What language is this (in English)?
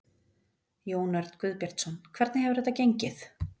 Icelandic